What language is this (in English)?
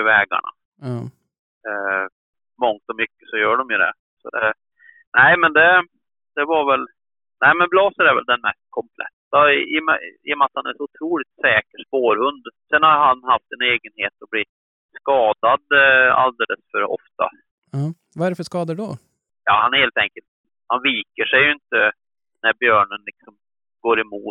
Swedish